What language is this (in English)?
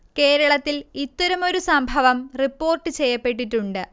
Malayalam